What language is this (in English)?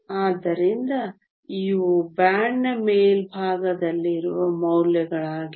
Kannada